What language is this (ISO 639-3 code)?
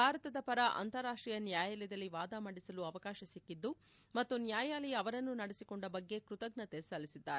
kan